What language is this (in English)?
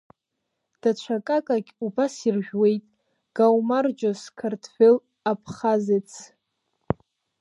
Abkhazian